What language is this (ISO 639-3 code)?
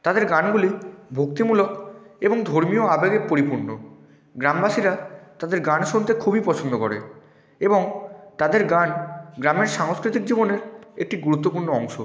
ben